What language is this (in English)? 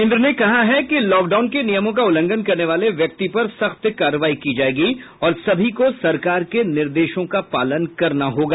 Hindi